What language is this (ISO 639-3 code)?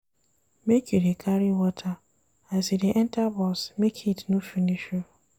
pcm